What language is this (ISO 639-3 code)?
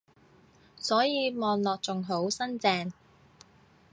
yue